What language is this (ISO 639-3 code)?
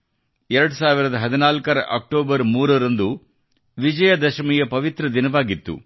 kan